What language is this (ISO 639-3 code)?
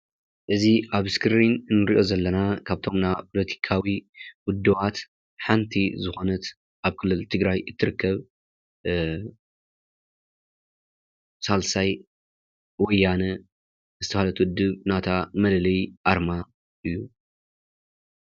tir